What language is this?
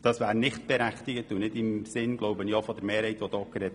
Swiss German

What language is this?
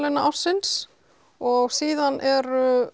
Icelandic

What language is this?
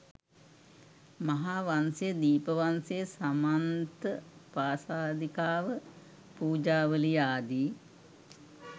Sinhala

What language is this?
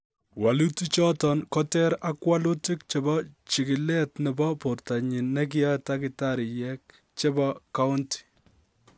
Kalenjin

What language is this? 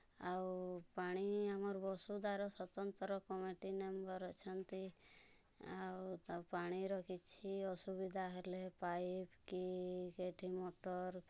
Odia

